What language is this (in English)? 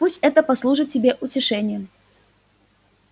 Russian